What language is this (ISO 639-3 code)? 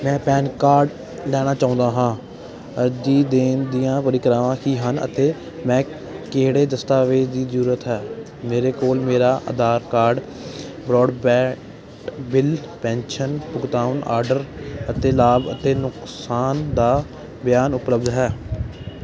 pan